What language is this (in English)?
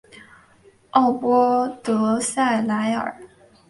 Chinese